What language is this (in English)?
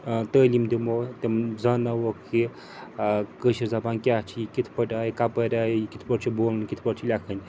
Kashmiri